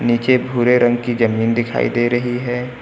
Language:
Hindi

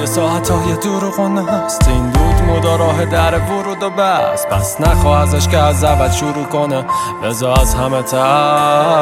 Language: Persian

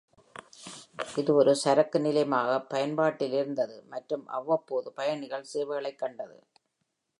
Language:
Tamil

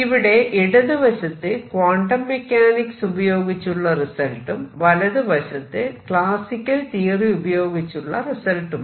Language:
Malayalam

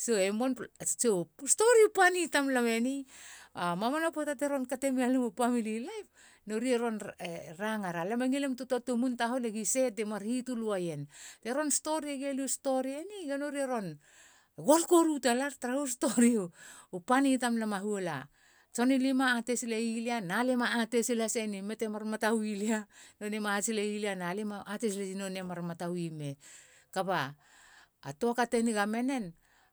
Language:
Halia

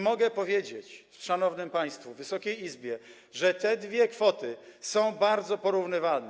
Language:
Polish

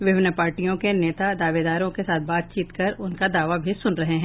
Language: Hindi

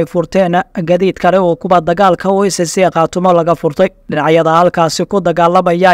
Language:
Arabic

